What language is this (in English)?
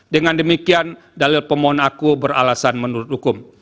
Indonesian